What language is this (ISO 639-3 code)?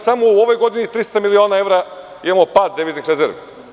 srp